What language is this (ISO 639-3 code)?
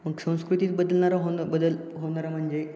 mar